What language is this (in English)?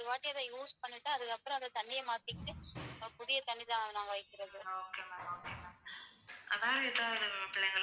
Tamil